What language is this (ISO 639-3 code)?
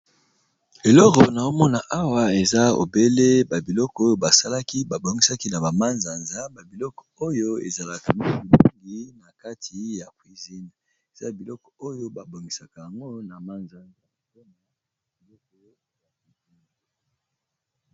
lin